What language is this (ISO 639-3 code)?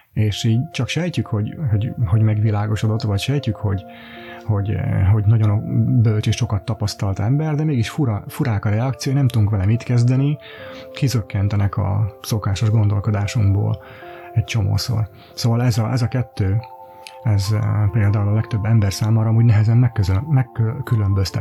hun